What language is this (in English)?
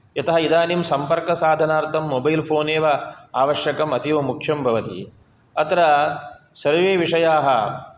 Sanskrit